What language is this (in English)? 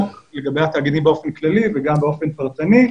Hebrew